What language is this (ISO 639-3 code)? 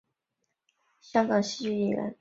zho